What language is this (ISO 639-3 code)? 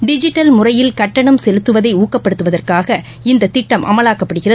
tam